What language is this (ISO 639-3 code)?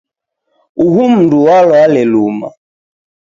dav